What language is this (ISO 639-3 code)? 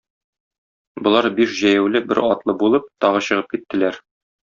tat